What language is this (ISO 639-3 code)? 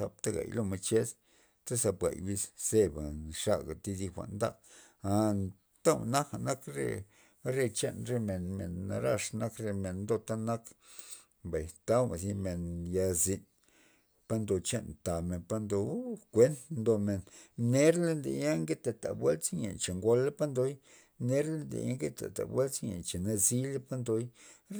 ztp